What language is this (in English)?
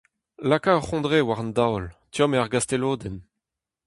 Breton